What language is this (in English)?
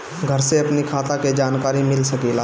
Bhojpuri